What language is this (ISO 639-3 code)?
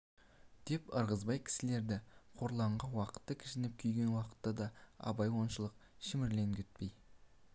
kaz